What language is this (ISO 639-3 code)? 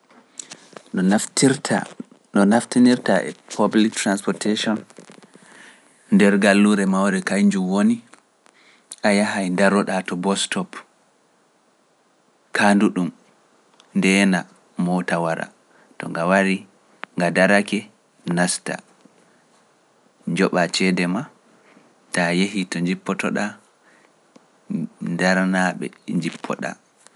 fuf